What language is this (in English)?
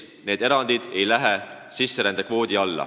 Estonian